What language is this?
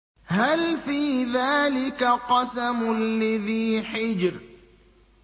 Arabic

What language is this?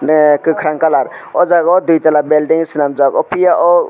Kok Borok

